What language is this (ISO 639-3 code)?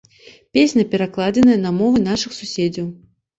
bel